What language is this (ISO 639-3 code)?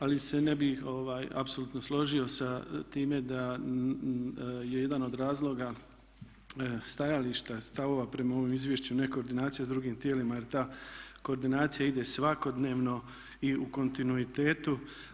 hrv